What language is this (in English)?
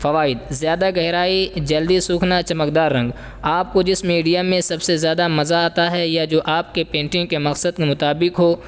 Urdu